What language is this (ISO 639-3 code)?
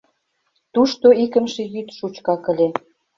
chm